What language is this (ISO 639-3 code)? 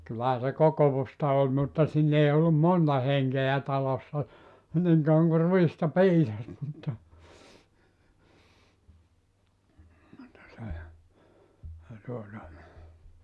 fin